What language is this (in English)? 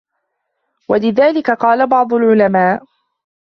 Arabic